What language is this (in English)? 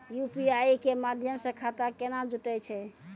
Maithili